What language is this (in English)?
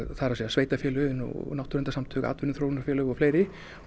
Icelandic